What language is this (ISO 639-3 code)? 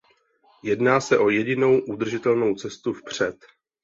ces